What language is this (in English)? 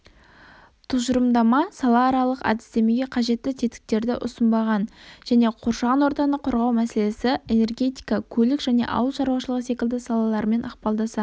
Kazakh